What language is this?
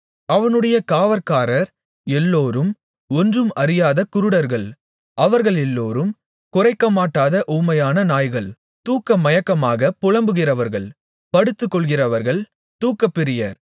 Tamil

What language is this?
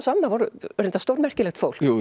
Icelandic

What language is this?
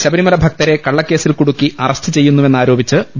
Malayalam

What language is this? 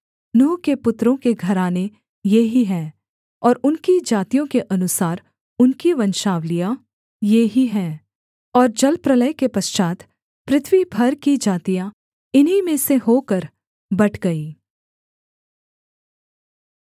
Hindi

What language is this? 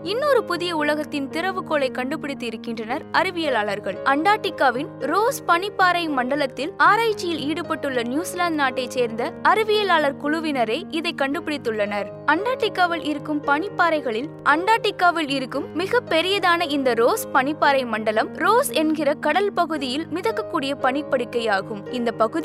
Tamil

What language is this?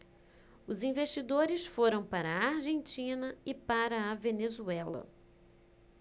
Portuguese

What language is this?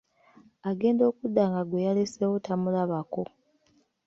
Ganda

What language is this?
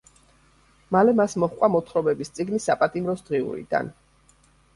Georgian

